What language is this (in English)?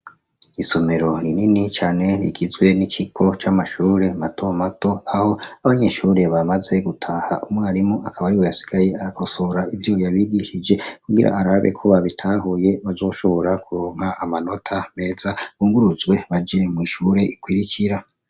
Rundi